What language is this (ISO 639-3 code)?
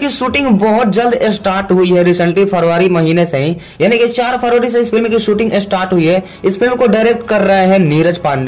hin